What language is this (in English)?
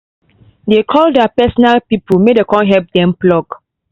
Nigerian Pidgin